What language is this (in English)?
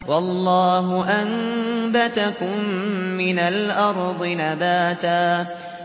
Arabic